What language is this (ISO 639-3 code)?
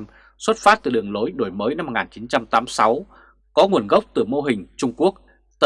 vie